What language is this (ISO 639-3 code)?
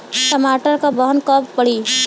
bho